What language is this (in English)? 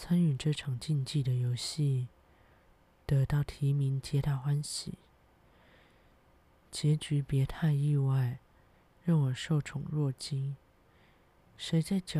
Chinese